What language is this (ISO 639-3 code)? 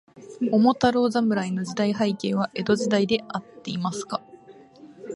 jpn